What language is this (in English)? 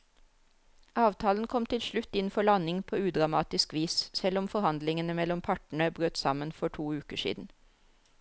Norwegian